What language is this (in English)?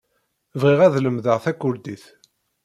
Kabyle